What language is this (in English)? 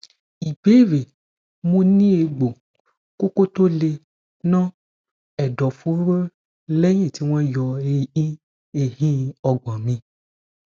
Yoruba